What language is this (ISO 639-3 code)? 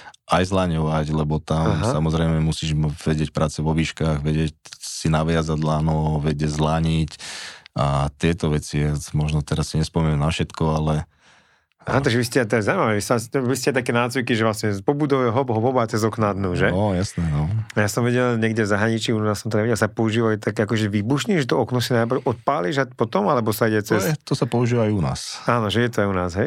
slk